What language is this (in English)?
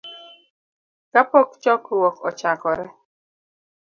Luo (Kenya and Tanzania)